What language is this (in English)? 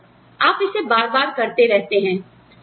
Hindi